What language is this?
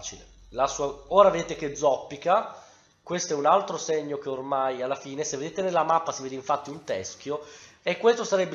Italian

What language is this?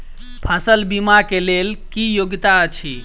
Maithili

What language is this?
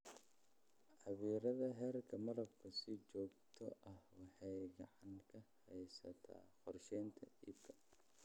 Somali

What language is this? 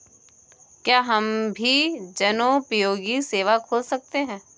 Hindi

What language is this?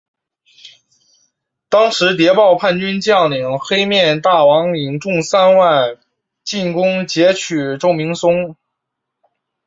Chinese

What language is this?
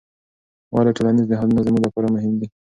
Pashto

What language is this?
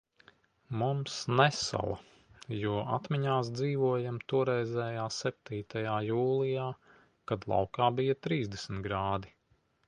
Latvian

